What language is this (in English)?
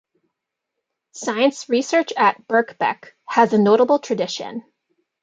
English